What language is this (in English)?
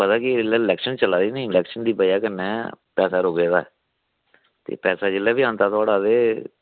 Dogri